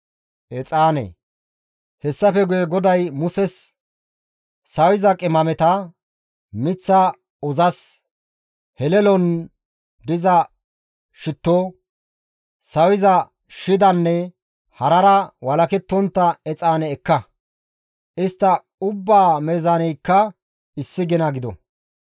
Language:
Gamo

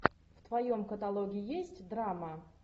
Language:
Russian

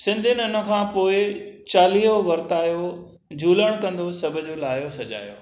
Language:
Sindhi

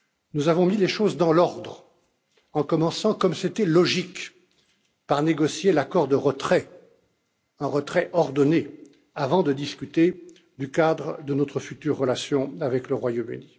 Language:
French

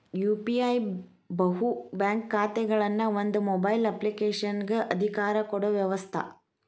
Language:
Kannada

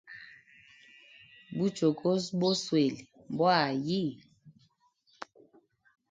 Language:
Hemba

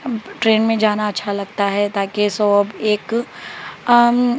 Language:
Urdu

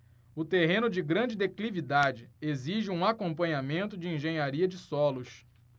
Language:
Portuguese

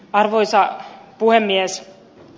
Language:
Finnish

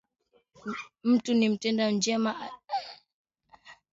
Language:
Swahili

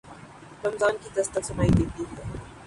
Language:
Urdu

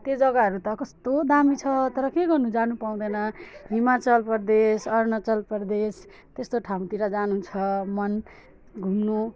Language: Nepali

